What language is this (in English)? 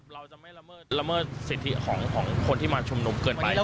Thai